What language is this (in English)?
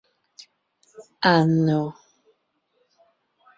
Ngiemboon